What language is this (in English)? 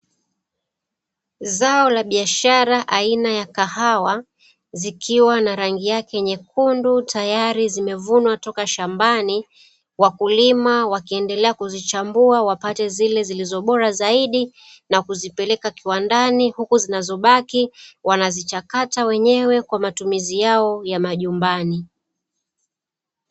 Swahili